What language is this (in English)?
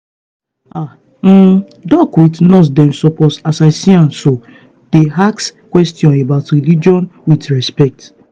Nigerian Pidgin